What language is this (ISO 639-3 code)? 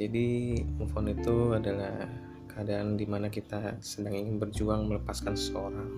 ind